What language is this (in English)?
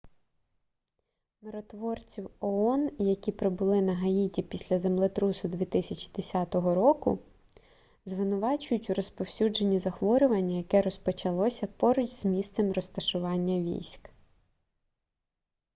Ukrainian